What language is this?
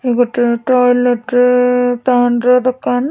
Odia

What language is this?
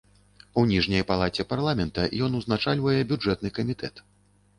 Belarusian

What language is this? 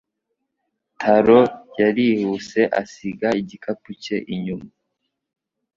Kinyarwanda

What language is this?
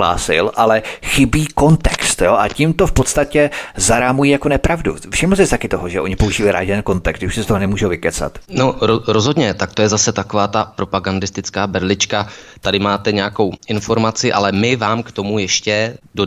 Czech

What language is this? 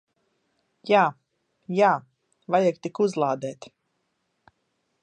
Latvian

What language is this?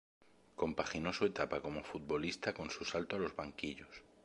Spanish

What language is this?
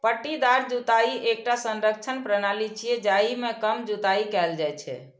Maithili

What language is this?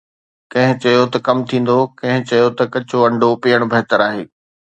Sindhi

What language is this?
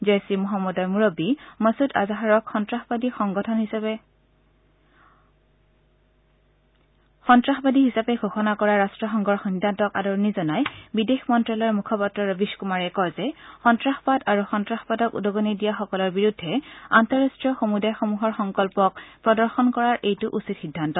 Assamese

